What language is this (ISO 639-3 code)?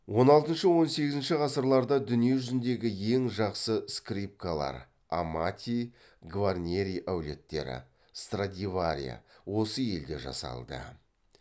kaz